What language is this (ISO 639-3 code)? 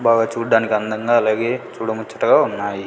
tel